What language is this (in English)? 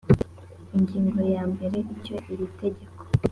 Kinyarwanda